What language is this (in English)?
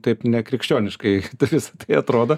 Lithuanian